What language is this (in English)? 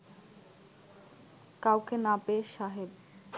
Bangla